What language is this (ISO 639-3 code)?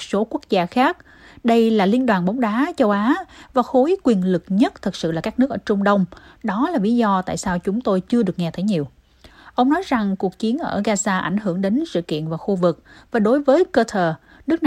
vie